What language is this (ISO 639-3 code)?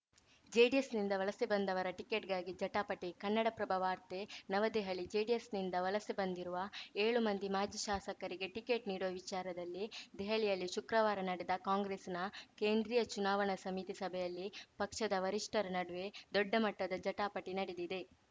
kan